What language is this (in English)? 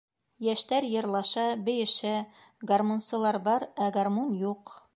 Bashkir